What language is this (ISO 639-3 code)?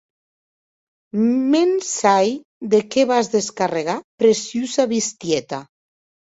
oci